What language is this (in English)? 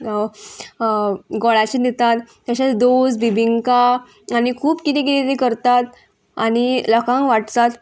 Konkani